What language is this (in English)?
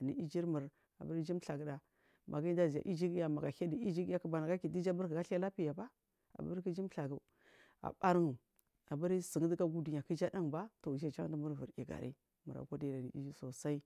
Marghi South